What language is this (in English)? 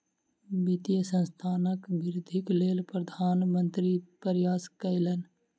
Maithili